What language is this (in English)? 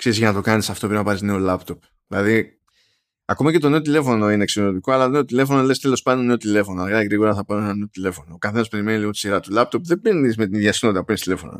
Greek